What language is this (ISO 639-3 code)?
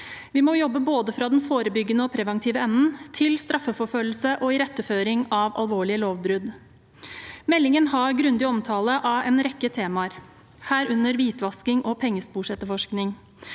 nor